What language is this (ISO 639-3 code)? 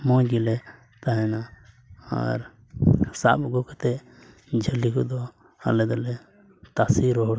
sat